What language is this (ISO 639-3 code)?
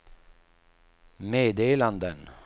swe